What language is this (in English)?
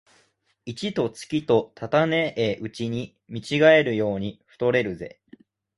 Japanese